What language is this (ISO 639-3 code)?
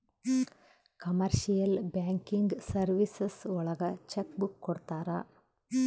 kan